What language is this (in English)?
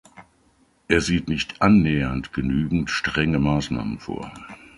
German